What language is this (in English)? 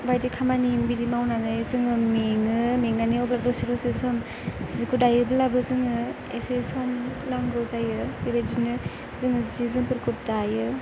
Bodo